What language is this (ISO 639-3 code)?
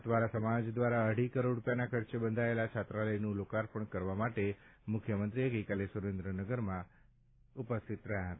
guj